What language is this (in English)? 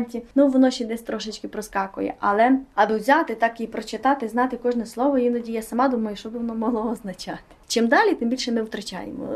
Ukrainian